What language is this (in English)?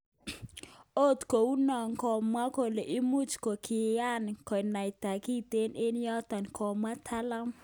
Kalenjin